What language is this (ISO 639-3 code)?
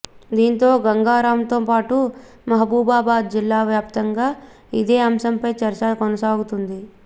tel